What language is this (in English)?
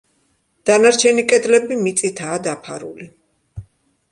Georgian